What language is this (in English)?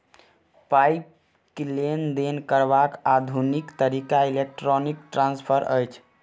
Maithili